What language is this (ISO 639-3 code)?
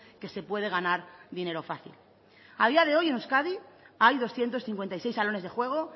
spa